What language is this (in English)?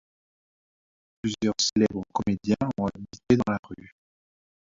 French